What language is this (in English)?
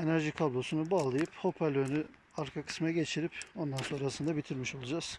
Turkish